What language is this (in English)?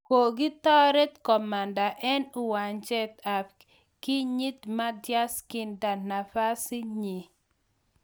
Kalenjin